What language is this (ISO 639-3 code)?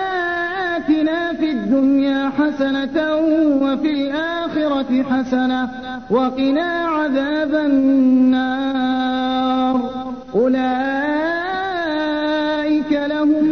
urd